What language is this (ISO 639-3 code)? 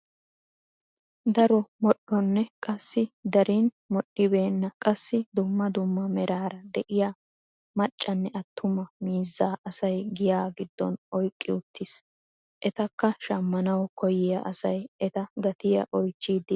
wal